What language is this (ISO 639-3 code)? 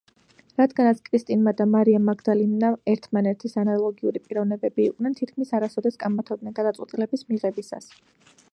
kat